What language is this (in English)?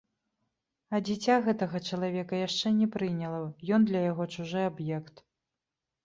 Belarusian